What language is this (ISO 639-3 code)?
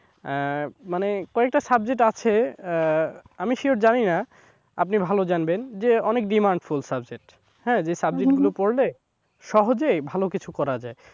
ben